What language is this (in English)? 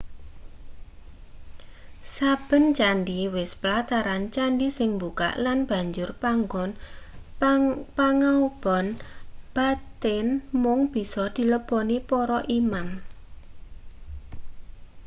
Javanese